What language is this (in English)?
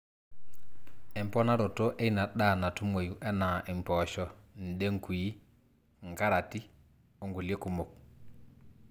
Masai